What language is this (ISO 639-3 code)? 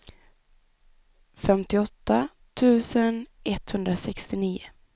swe